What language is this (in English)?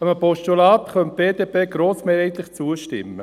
Swiss German